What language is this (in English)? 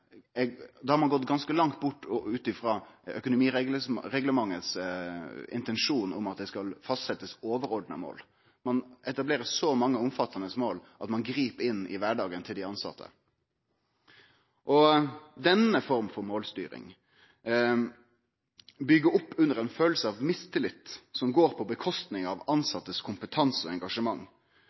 Norwegian Nynorsk